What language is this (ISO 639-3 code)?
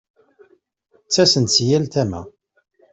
kab